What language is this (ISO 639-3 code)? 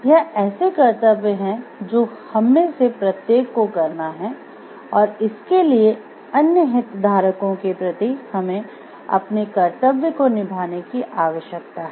hin